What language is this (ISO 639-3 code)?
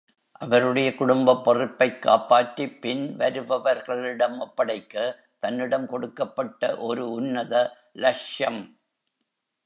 tam